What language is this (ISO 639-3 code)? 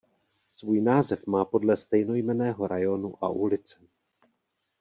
ces